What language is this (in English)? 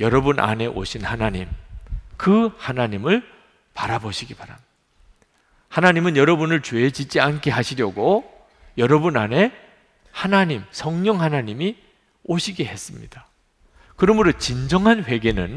Korean